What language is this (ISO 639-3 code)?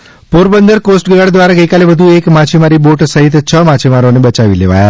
guj